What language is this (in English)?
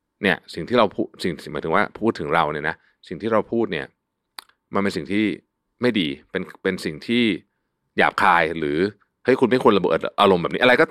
Thai